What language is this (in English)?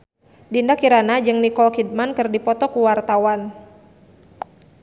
Sundanese